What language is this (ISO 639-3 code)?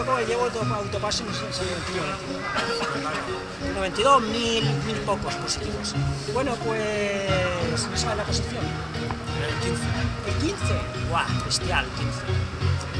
spa